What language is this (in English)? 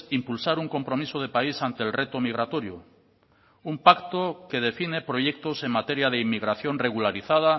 Spanish